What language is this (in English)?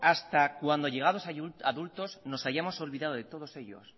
Spanish